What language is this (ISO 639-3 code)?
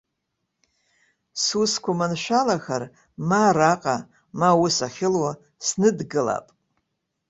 abk